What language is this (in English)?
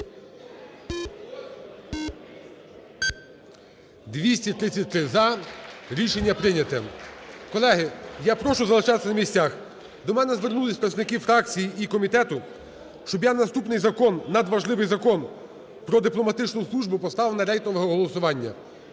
Ukrainian